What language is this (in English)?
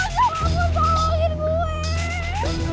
Indonesian